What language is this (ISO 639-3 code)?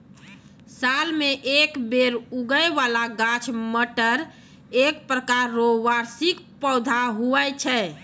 mai